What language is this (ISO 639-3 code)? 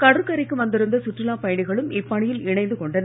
tam